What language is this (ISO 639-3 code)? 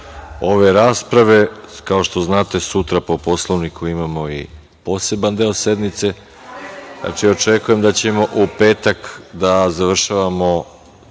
srp